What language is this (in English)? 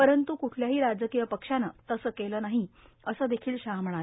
Marathi